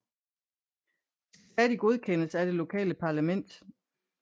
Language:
Danish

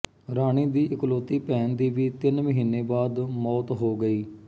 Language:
Punjabi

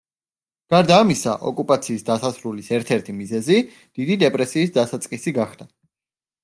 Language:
Georgian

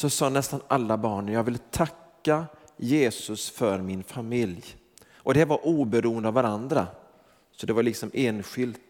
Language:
Swedish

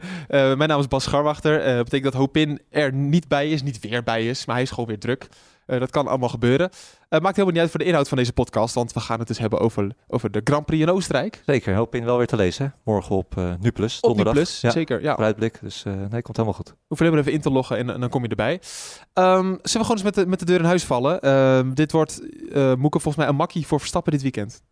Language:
Dutch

